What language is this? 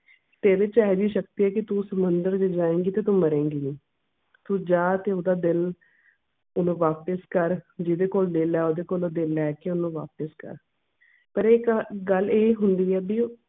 Punjabi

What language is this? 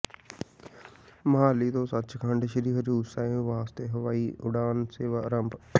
Punjabi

